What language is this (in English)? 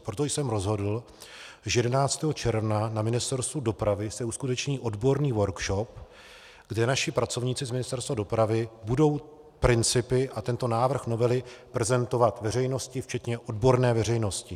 Czech